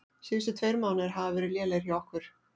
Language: Icelandic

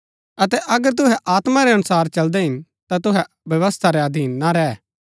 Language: Gaddi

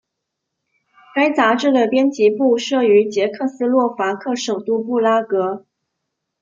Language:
Chinese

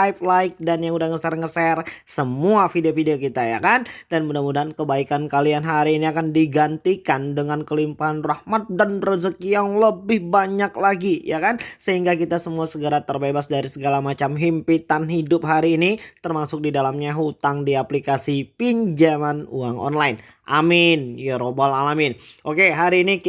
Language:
Indonesian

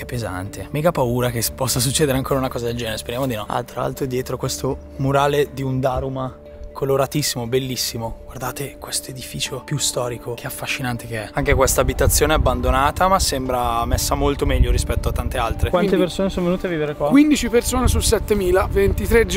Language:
Italian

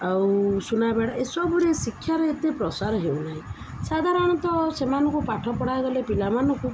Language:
Odia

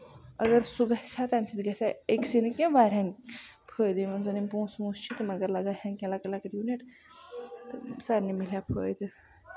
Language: Kashmiri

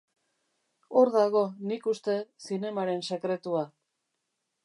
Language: Basque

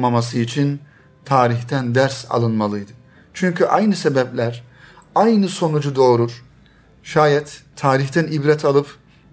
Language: Turkish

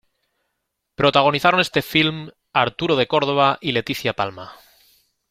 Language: Spanish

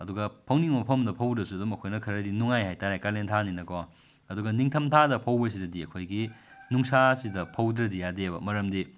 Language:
Manipuri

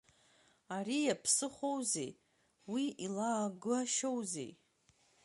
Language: Abkhazian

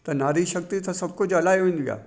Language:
Sindhi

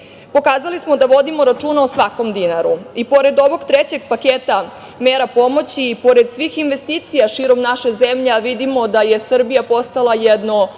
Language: Serbian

